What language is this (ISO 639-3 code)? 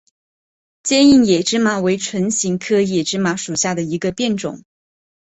zho